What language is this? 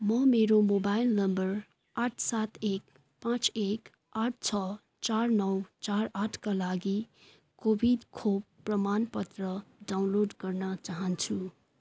Nepali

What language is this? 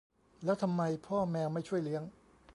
Thai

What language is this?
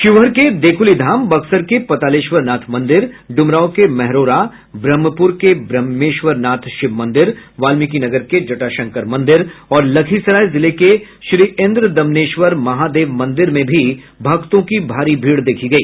Hindi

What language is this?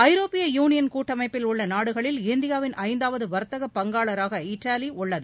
Tamil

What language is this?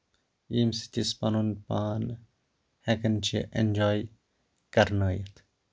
Kashmiri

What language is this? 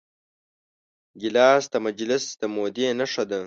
Pashto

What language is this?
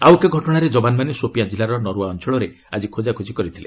Odia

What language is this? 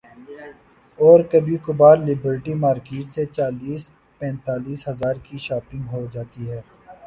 Urdu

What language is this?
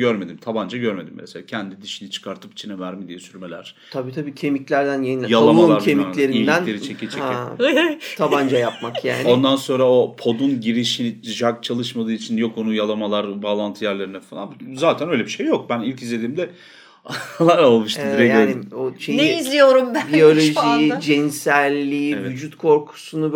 Turkish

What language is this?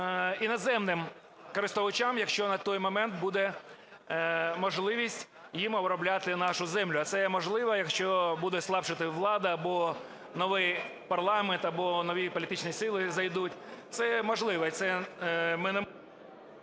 Ukrainian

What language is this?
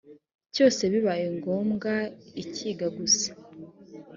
Kinyarwanda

